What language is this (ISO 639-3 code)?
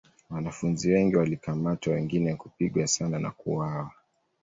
swa